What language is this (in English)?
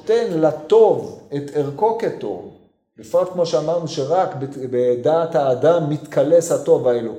Hebrew